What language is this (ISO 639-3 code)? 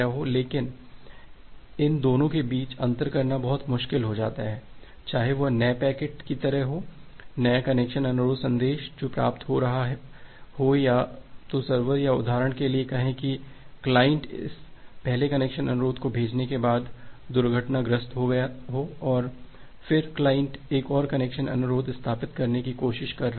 hin